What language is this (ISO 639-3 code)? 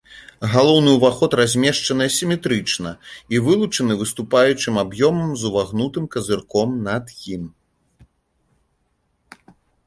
bel